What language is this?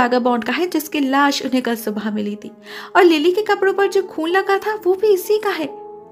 Hindi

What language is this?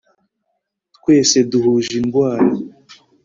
Kinyarwanda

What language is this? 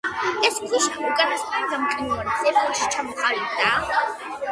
Georgian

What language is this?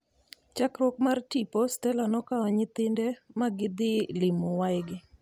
Luo (Kenya and Tanzania)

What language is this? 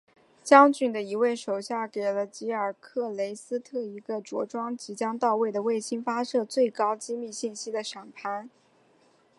Chinese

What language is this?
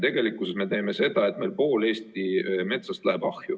Estonian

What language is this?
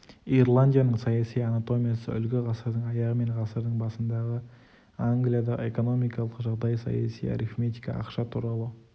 Kazakh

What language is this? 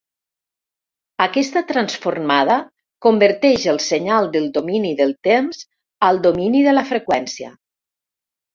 Catalan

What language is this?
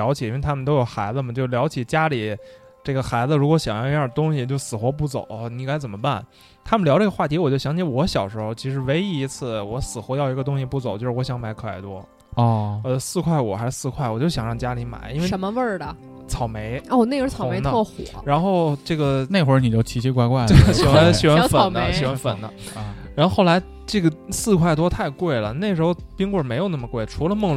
Chinese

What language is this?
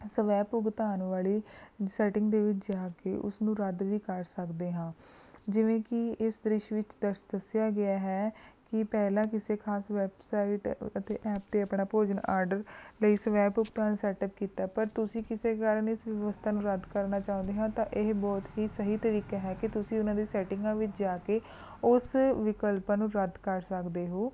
Punjabi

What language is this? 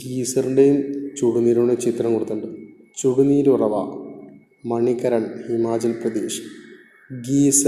Malayalam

